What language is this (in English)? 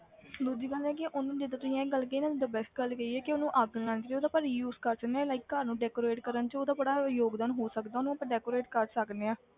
Punjabi